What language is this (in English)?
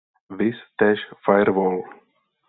Czech